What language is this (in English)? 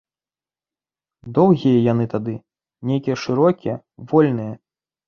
Belarusian